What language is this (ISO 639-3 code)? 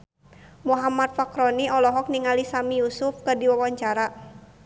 sun